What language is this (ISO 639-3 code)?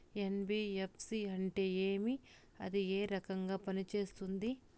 tel